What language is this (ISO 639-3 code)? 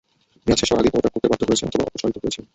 ben